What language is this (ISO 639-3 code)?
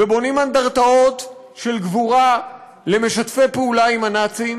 heb